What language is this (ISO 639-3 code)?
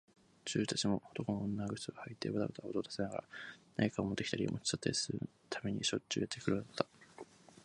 jpn